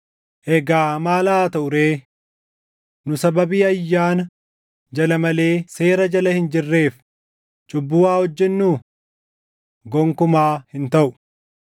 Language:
Oromo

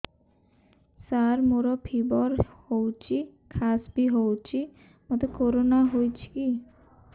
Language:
Odia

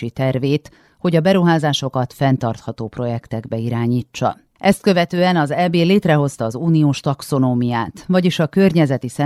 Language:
Hungarian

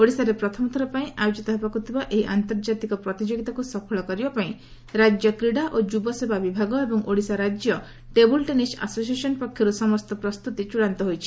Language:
Odia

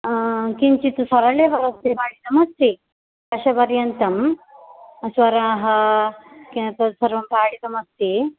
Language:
Sanskrit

